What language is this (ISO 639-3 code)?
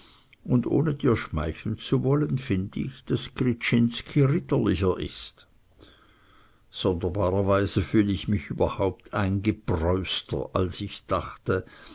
deu